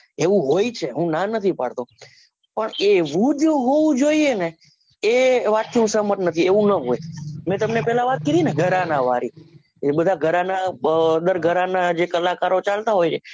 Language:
Gujarati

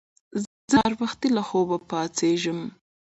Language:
Pashto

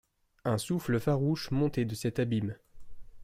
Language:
French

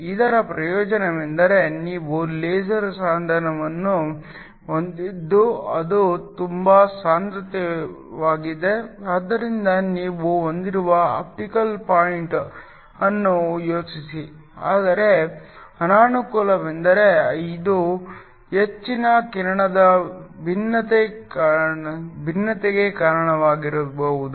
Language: Kannada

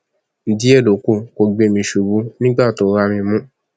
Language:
Yoruba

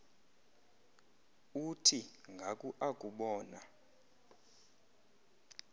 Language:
Xhosa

